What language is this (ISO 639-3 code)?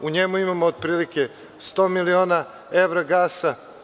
srp